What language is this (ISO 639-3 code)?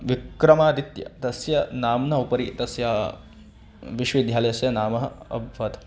san